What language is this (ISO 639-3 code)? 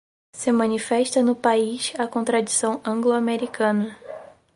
por